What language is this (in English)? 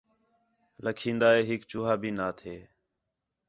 Khetrani